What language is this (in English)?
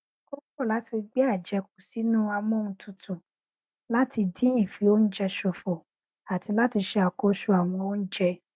Yoruba